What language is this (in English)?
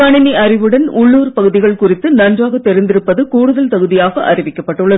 Tamil